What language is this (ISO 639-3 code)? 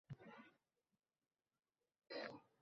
uzb